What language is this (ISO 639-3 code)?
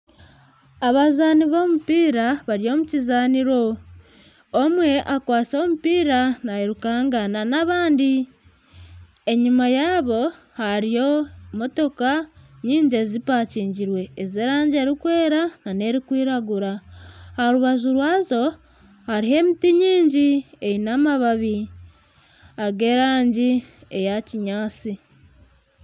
nyn